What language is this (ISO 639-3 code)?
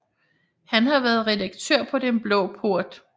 dan